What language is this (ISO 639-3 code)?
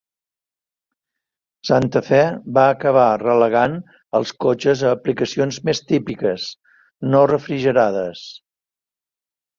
cat